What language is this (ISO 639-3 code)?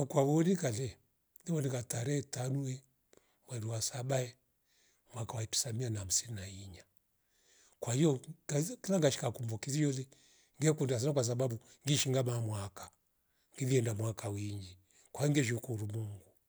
rof